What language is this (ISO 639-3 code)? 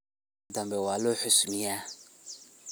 som